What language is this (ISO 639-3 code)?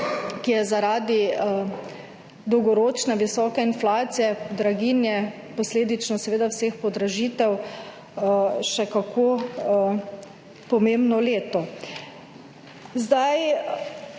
slv